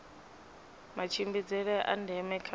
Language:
Venda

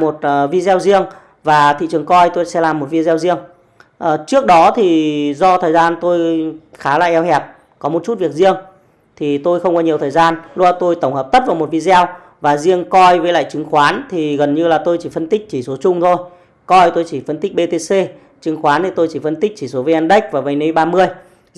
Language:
Vietnamese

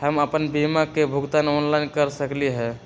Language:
Magahi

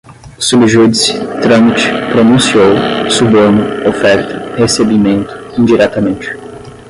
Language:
Portuguese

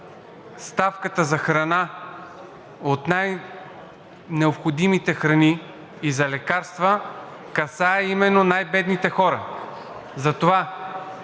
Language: Bulgarian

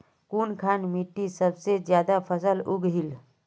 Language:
Magahi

